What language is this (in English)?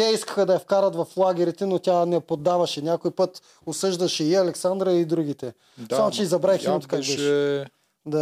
Bulgarian